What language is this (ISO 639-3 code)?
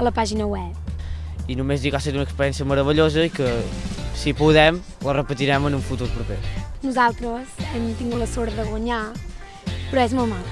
spa